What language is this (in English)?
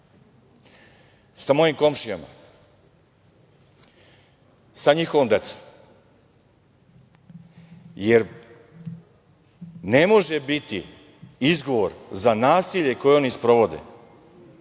Serbian